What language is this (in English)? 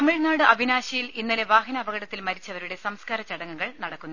Malayalam